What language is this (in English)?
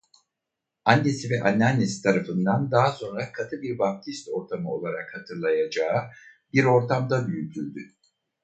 Turkish